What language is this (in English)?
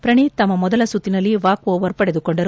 Kannada